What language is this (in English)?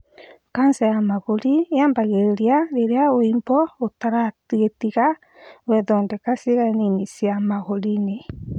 Kikuyu